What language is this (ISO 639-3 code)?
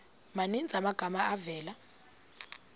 xho